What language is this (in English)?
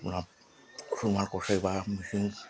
Assamese